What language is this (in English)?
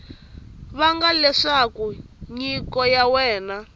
Tsonga